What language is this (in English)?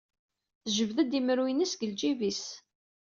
Kabyle